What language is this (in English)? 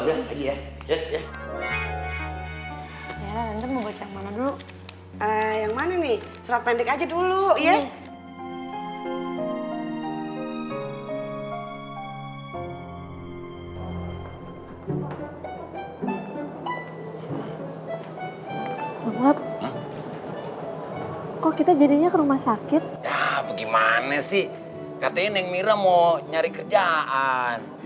Indonesian